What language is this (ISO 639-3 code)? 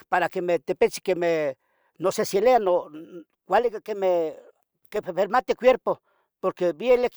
nhg